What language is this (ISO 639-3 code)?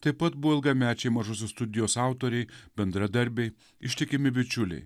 lit